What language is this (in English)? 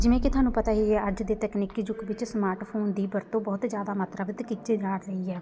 Punjabi